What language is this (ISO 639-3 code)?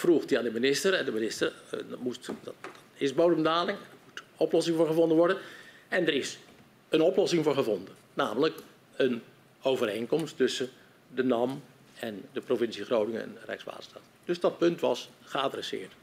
nld